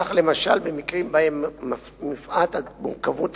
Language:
Hebrew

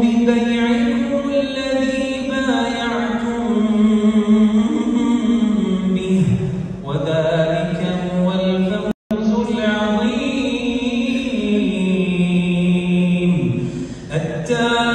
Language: Arabic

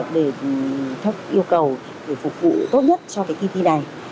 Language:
Vietnamese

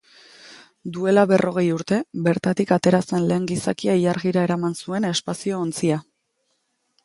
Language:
Basque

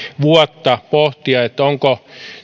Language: Finnish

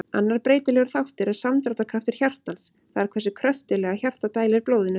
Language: Icelandic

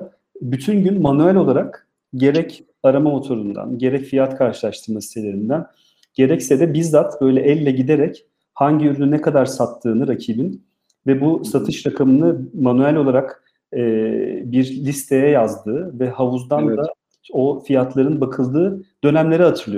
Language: Turkish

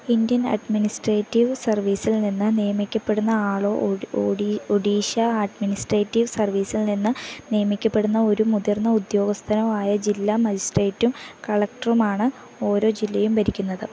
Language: Malayalam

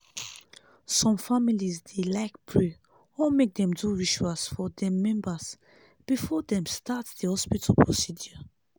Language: Nigerian Pidgin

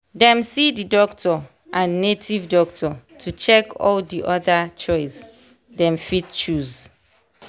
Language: Nigerian Pidgin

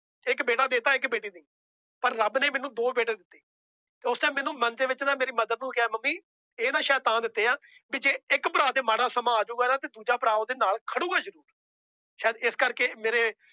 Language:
Punjabi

